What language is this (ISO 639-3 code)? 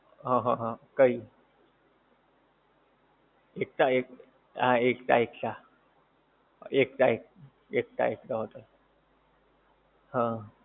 guj